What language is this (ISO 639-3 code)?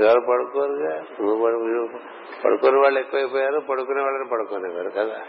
tel